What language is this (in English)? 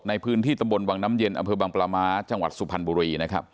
Thai